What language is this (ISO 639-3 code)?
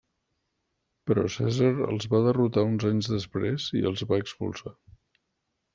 cat